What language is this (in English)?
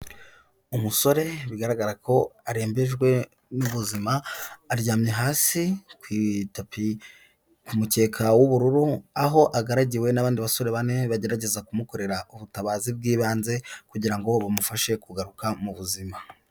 Kinyarwanda